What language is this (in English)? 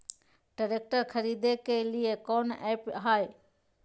Magahi